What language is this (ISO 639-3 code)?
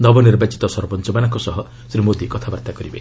ori